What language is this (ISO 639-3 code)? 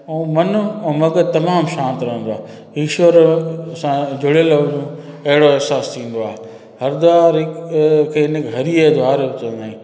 snd